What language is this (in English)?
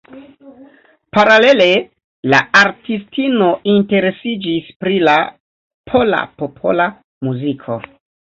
Esperanto